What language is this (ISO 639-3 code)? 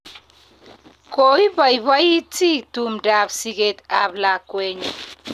kln